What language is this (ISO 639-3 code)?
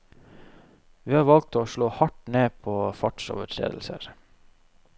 nor